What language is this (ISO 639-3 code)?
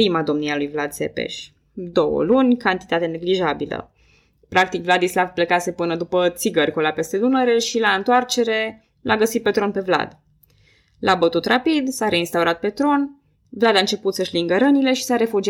ron